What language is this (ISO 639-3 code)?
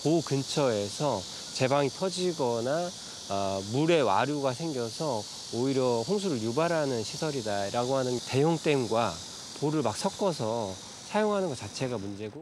kor